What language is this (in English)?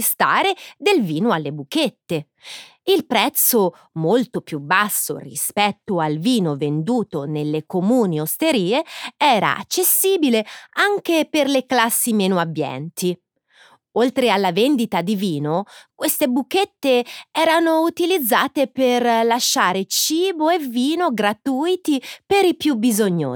Italian